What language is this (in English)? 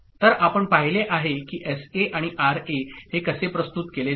Marathi